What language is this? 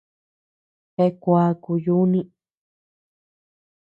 Tepeuxila Cuicatec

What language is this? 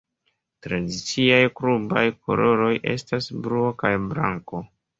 Esperanto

